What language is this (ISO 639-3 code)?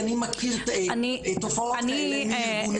heb